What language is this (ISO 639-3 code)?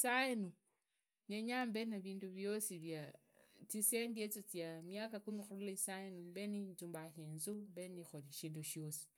ida